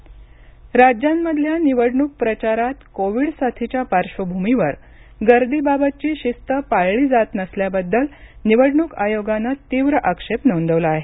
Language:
Marathi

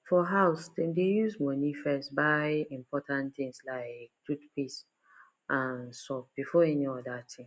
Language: Nigerian Pidgin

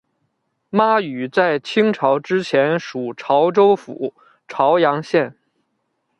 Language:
Chinese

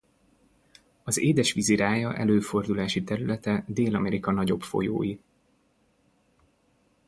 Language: Hungarian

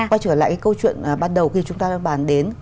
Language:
Vietnamese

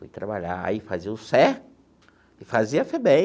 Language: Portuguese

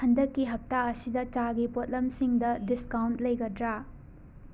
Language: Manipuri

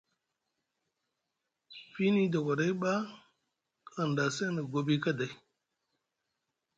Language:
Musgu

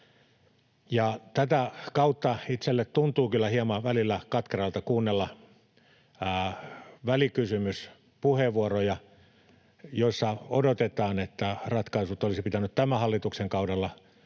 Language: Finnish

